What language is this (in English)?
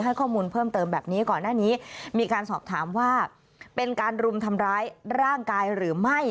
Thai